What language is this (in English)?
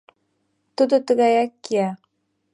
Mari